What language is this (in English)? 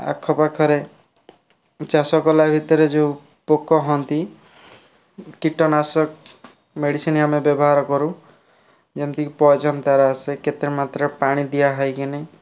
Odia